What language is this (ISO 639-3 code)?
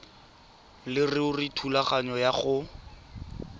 tsn